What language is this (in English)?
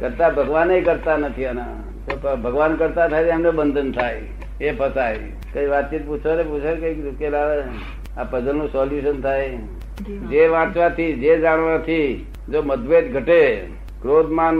Gujarati